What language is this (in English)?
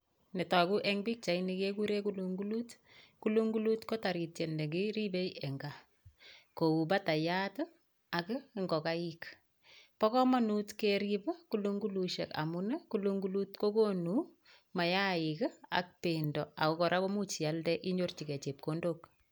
Kalenjin